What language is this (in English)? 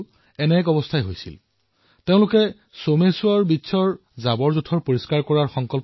Assamese